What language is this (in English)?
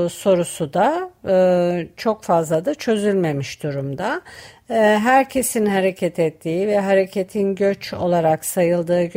Turkish